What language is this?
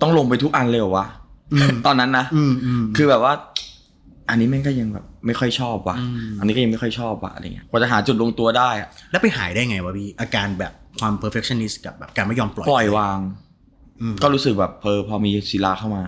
Thai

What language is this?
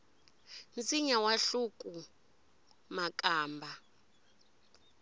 Tsonga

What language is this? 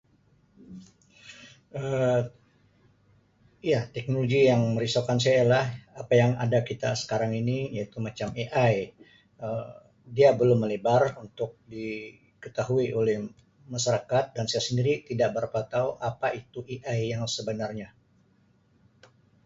Sabah Malay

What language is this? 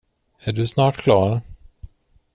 Swedish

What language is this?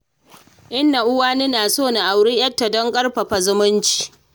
Hausa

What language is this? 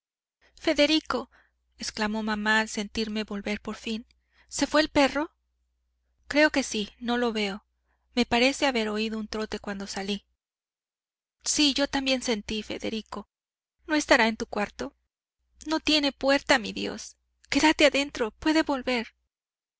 Spanish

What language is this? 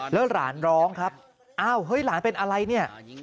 Thai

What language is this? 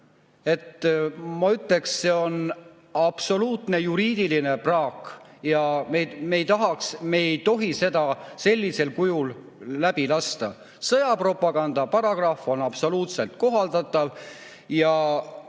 Estonian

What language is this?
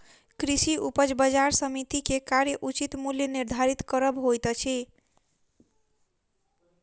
Maithili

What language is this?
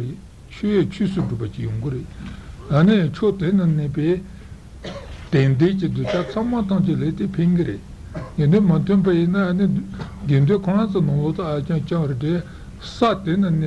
Italian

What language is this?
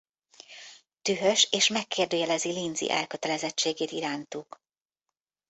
Hungarian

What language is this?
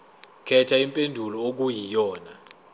Zulu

